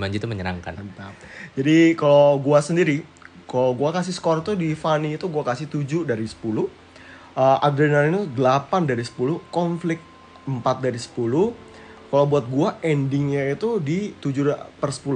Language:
Indonesian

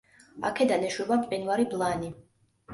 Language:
Georgian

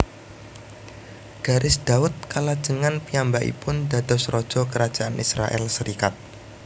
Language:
Javanese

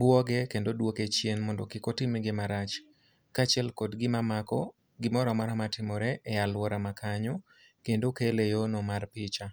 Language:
Luo (Kenya and Tanzania)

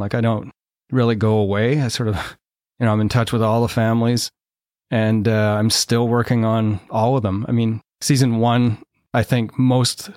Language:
English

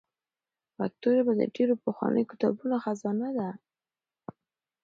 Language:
Pashto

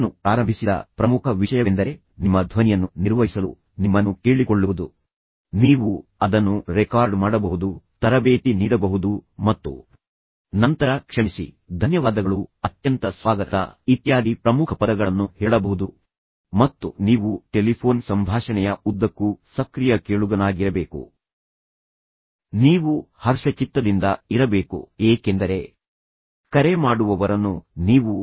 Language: Kannada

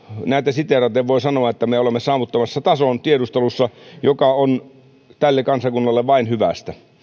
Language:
Finnish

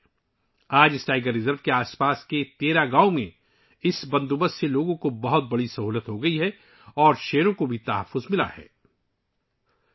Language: Urdu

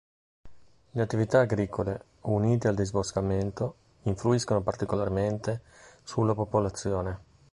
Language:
Italian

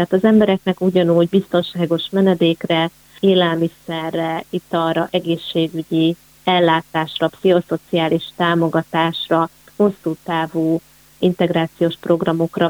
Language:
Hungarian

